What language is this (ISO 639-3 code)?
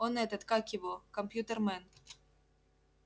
rus